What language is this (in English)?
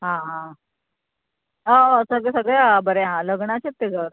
Konkani